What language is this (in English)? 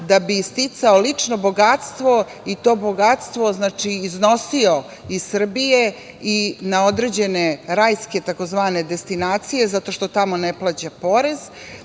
Serbian